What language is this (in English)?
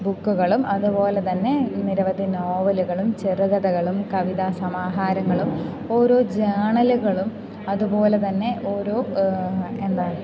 Malayalam